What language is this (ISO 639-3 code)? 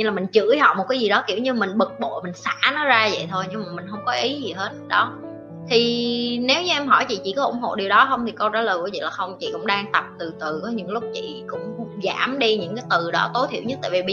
vie